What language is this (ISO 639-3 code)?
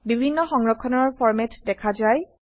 asm